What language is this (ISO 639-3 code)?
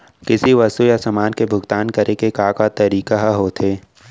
hne